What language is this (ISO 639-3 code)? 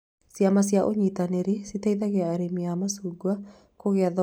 kik